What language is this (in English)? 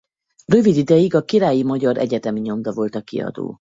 Hungarian